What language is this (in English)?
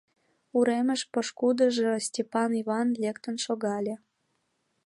Mari